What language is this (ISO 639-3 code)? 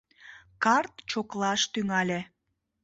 chm